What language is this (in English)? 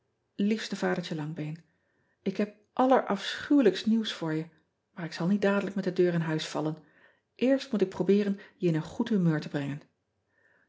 Dutch